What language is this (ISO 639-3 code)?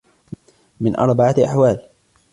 ara